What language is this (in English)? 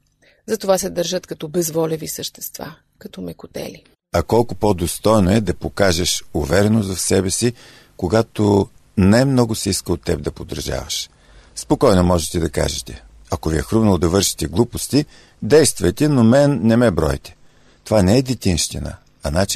Bulgarian